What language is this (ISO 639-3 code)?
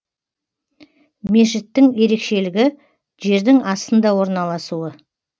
kaz